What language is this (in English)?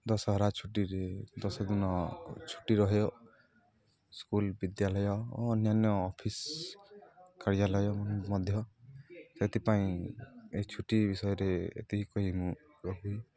Odia